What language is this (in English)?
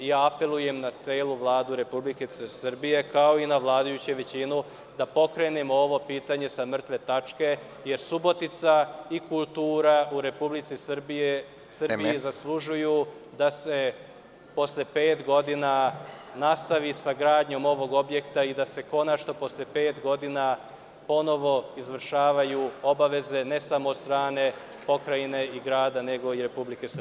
Serbian